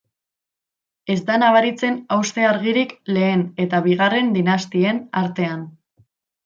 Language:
Basque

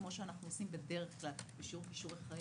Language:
Hebrew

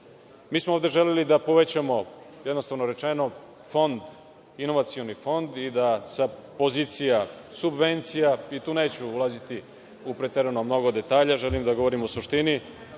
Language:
Serbian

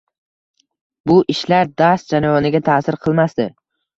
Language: Uzbek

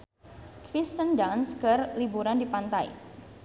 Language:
Sundanese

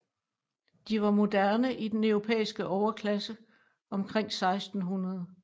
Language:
Danish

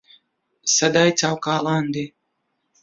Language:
Central Kurdish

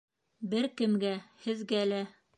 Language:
Bashkir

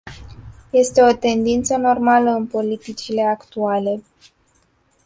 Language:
Romanian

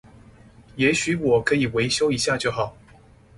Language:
Chinese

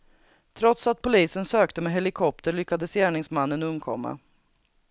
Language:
Swedish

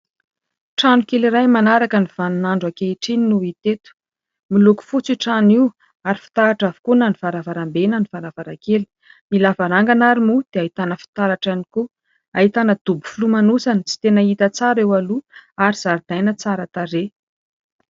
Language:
Malagasy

